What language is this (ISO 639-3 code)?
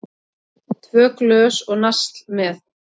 isl